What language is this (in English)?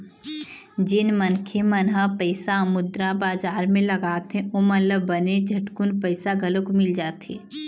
Chhattisgarhi